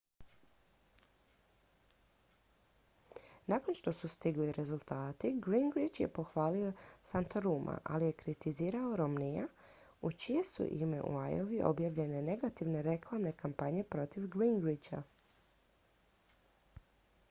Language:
Croatian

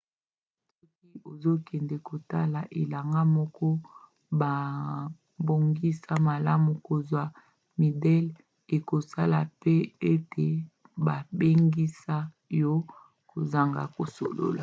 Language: Lingala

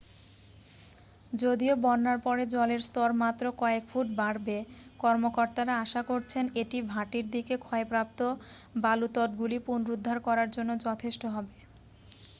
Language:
Bangla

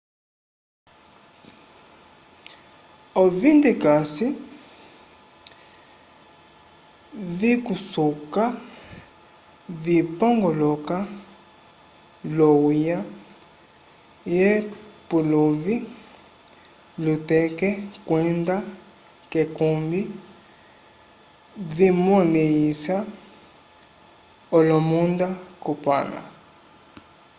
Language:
Umbundu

